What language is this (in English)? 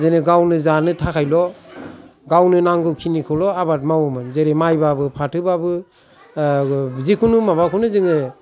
Bodo